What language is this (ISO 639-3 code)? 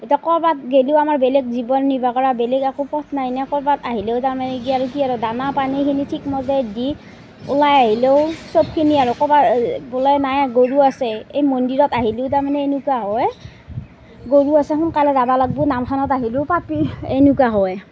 asm